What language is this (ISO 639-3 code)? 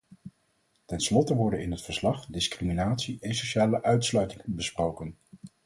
nld